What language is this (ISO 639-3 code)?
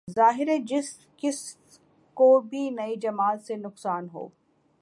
urd